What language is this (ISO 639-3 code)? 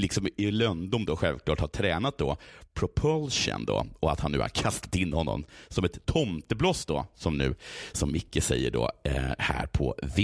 swe